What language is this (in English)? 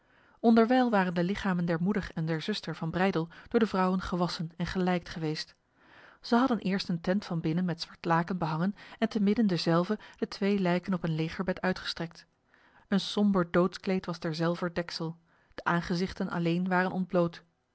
Dutch